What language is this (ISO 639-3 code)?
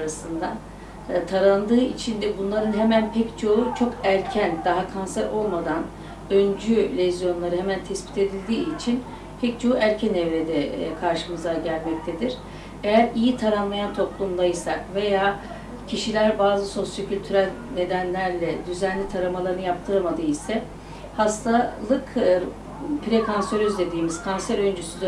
tur